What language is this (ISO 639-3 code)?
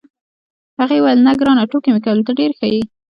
pus